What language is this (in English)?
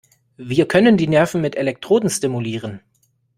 German